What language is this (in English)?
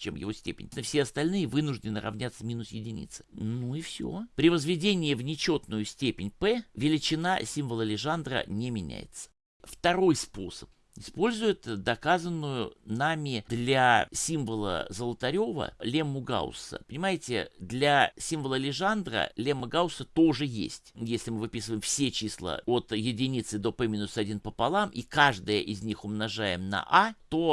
Russian